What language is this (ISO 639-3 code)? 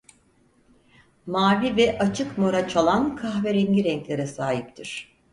tur